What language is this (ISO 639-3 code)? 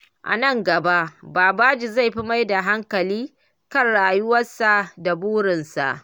hau